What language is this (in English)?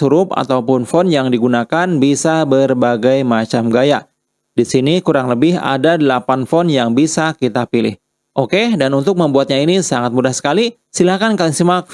Indonesian